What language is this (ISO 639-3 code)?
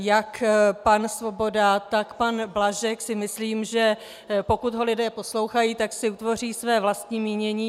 ces